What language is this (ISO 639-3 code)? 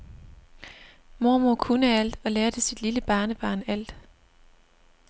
dan